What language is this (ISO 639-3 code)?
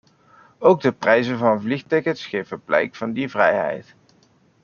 nld